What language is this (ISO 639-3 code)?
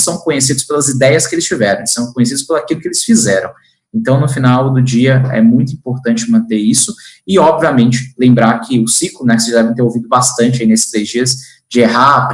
por